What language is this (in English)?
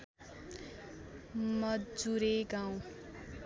Nepali